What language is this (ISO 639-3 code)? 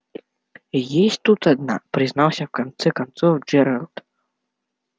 rus